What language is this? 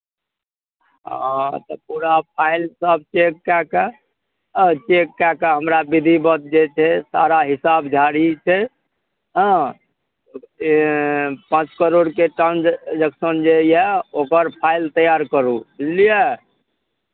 Maithili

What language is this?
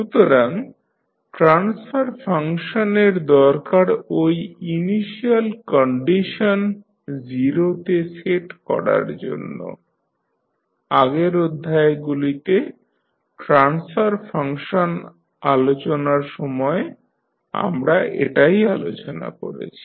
Bangla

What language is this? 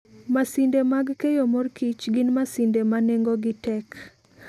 Luo (Kenya and Tanzania)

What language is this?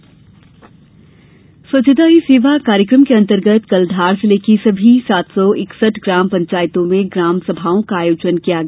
Hindi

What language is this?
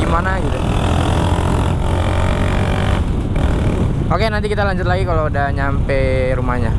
Indonesian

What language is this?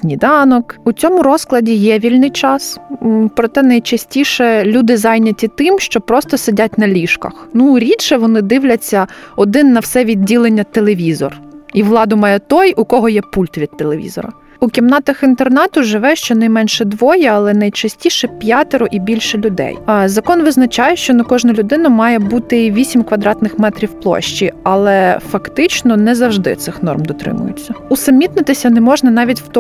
Ukrainian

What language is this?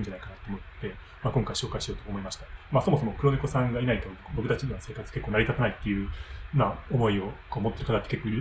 Japanese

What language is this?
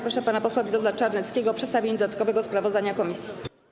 Polish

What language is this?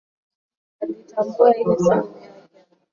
Swahili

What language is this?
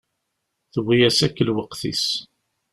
Kabyle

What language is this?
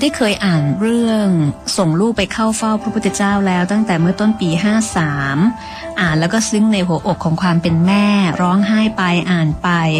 Thai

